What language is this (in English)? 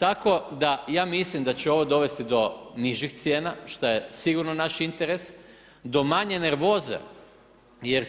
Croatian